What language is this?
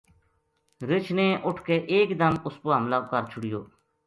Gujari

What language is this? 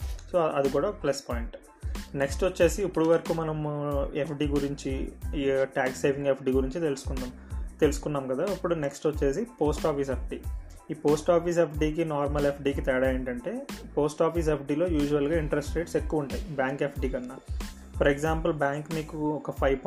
Telugu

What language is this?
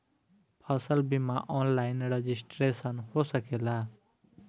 Bhojpuri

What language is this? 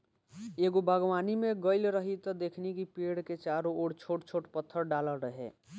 Bhojpuri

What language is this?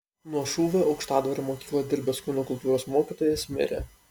Lithuanian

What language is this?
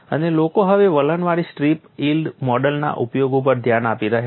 Gujarati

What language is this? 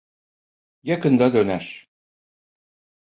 Turkish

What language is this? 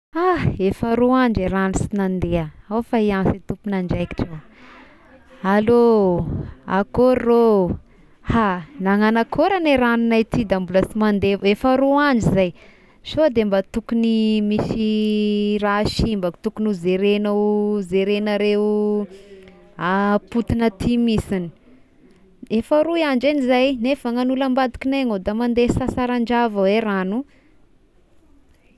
Tesaka Malagasy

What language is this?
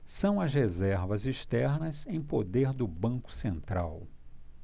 Portuguese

